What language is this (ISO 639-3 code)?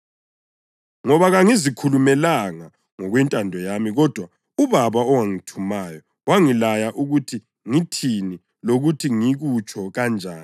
nde